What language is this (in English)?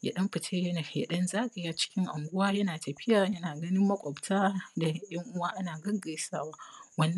Hausa